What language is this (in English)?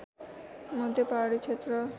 Nepali